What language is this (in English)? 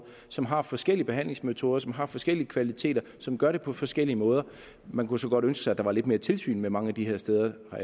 Danish